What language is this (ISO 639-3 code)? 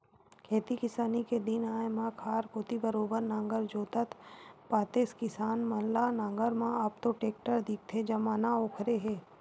hne